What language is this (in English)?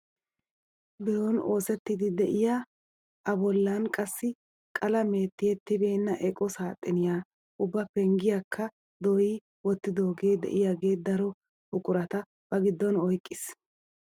Wolaytta